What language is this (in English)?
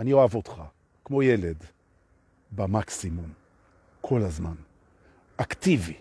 Hebrew